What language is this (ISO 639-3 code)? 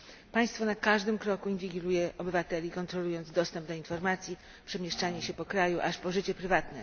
pol